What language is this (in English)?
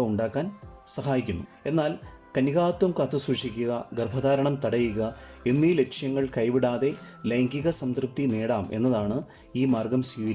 Malayalam